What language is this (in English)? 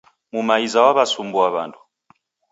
Taita